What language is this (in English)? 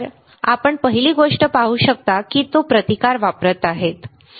Marathi